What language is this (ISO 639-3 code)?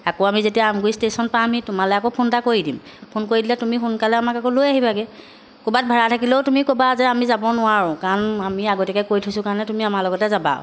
asm